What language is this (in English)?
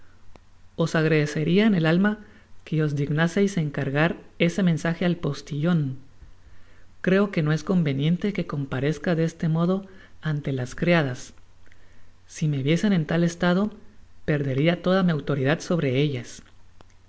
Spanish